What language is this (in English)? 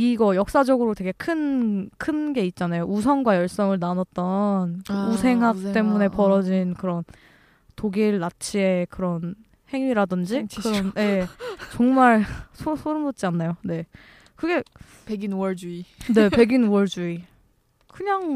Korean